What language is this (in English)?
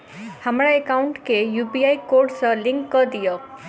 Maithili